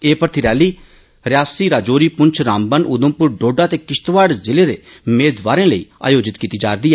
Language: Dogri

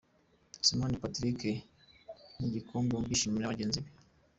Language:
Kinyarwanda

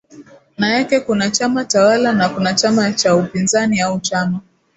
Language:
Swahili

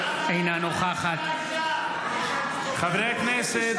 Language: Hebrew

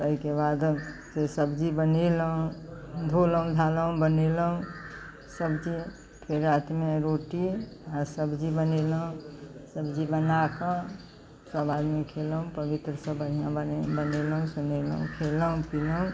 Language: Maithili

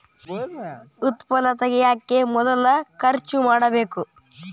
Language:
Kannada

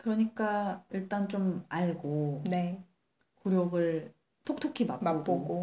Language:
Korean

